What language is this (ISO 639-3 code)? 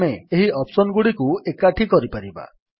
ori